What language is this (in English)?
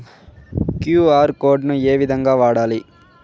Telugu